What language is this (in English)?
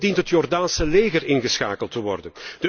Dutch